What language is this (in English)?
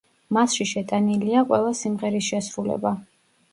Georgian